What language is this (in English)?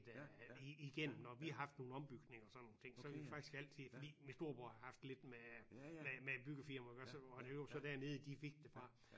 Danish